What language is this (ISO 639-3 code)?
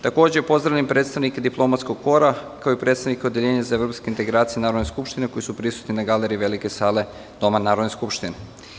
srp